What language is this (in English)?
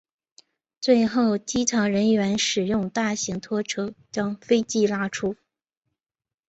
Chinese